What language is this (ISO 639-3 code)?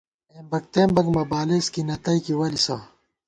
gwt